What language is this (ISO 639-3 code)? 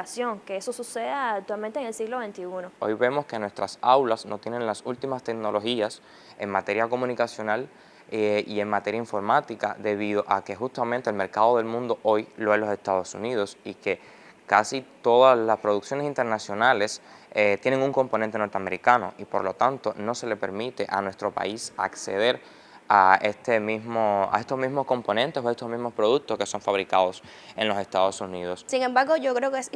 spa